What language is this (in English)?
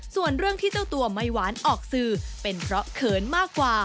Thai